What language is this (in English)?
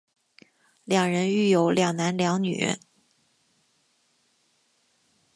Chinese